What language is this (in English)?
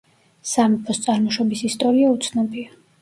Georgian